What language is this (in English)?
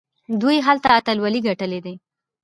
Pashto